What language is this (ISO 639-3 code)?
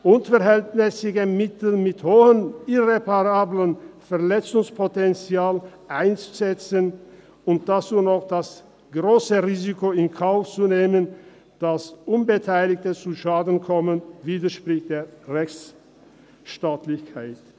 gsw